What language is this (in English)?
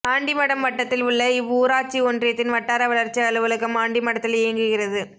Tamil